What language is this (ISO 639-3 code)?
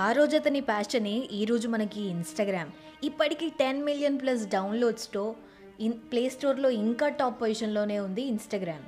tel